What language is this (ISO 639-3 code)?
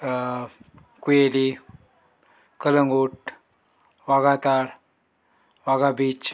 kok